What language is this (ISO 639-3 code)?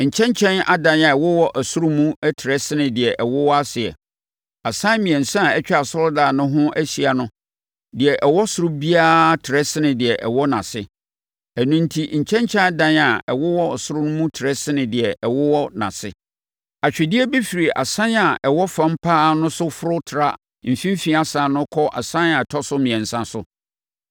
aka